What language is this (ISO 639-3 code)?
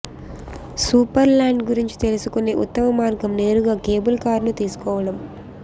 tel